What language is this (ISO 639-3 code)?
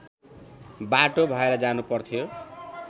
nep